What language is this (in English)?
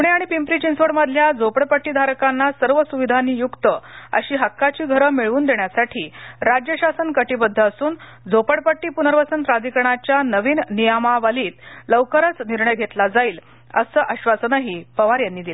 Marathi